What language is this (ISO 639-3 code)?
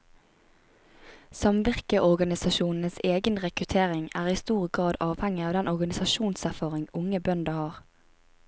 nor